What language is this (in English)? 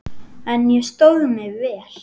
Icelandic